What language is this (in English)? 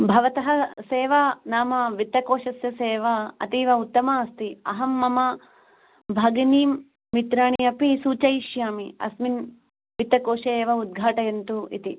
Sanskrit